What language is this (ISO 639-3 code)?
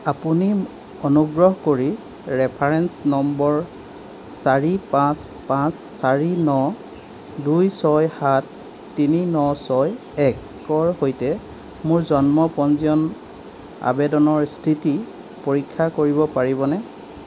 asm